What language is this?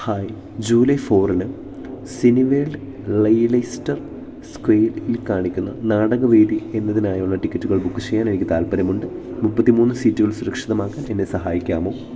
Malayalam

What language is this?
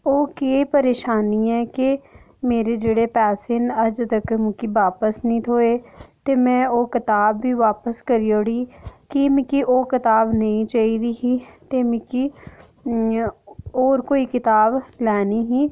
Dogri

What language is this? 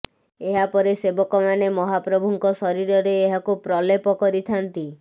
Odia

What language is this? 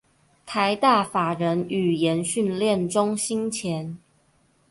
Chinese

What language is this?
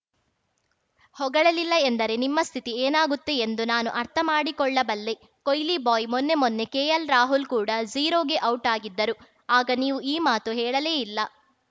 Kannada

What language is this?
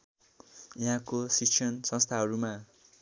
Nepali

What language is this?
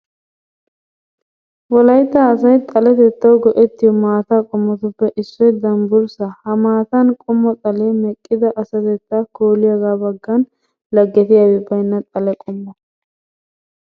Wolaytta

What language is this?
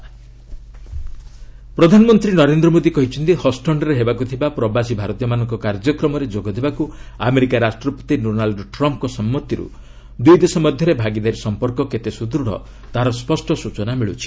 Odia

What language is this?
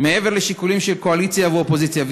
Hebrew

